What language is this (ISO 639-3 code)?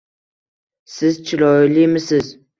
uzb